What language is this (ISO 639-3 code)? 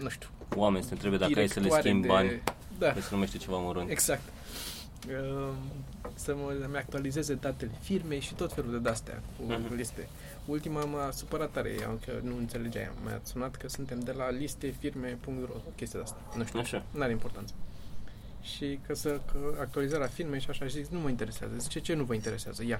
ron